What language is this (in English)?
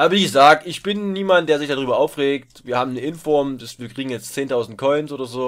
German